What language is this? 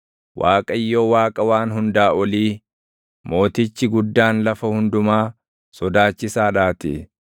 Oromo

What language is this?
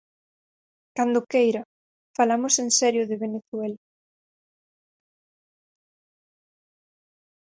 Galician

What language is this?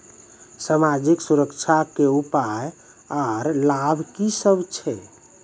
Maithili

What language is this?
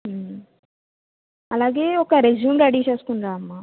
Telugu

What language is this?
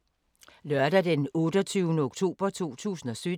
Danish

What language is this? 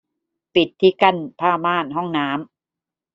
Thai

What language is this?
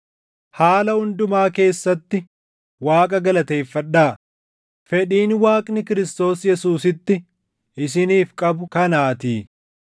Oromo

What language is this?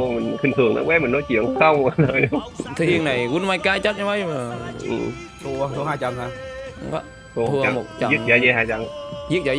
Vietnamese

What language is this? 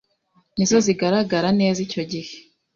Kinyarwanda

